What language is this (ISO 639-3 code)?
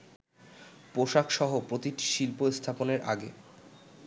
ben